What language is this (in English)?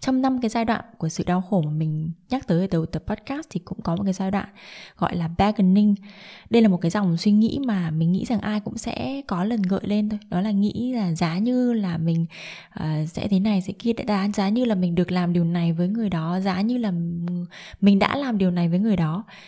Vietnamese